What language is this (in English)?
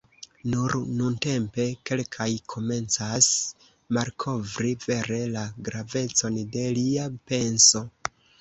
Esperanto